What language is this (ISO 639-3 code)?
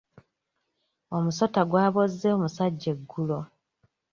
lug